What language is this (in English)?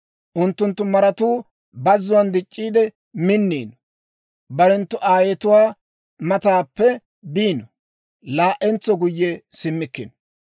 Dawro